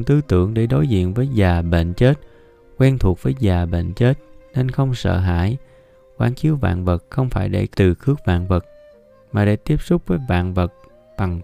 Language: Vietnamese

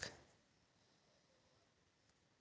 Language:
Magahi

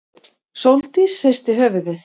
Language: Icelandic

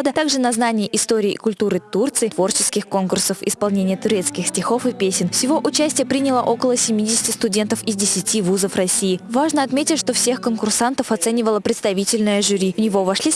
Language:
Russian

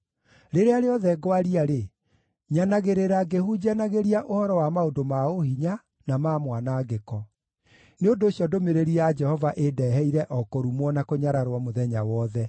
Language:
Kikuyu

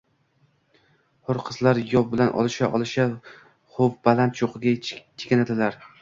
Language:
Uzbek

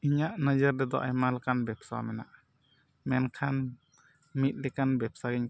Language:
Santali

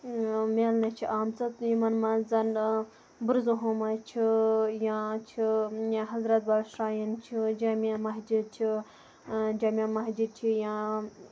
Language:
Kashmiri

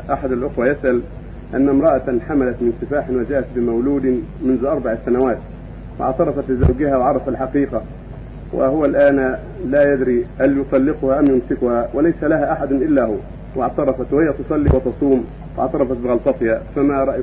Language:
Arabic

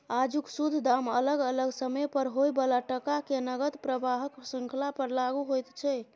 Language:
Maithili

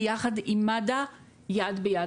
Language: Hebrew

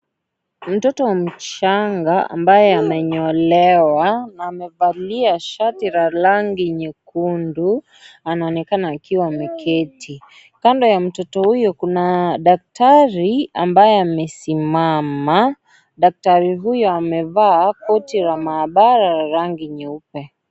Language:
Swahili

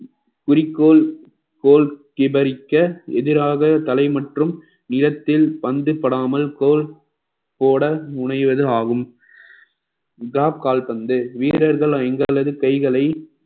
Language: Tamil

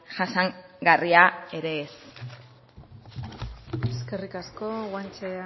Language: Basque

